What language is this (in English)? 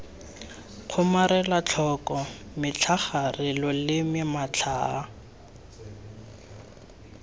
Tswana